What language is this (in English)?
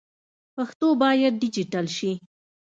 Pashto